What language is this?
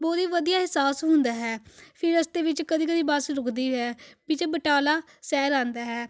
Punjabi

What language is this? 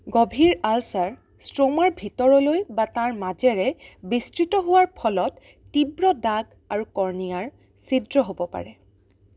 Assamese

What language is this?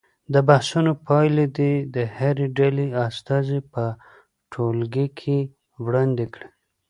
Pashto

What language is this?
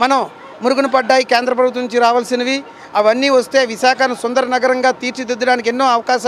Hindi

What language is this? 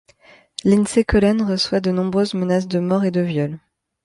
French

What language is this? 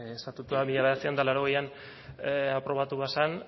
Basque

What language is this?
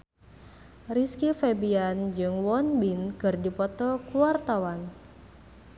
Sundanese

